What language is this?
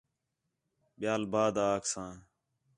Khetrani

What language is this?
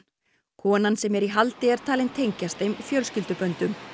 Icelandic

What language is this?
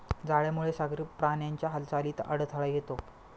Marathi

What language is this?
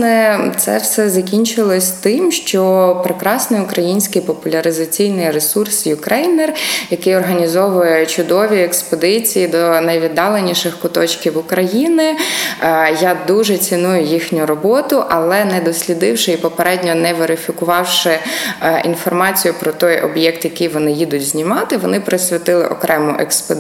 Ukrainian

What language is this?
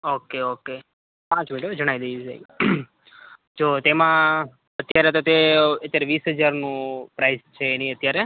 Gujarati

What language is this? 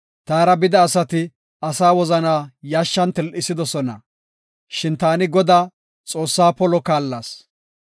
Gofa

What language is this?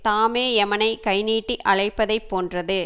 Tamil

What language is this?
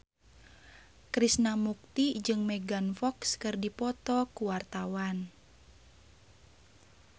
Sundanese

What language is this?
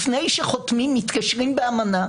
Hebrew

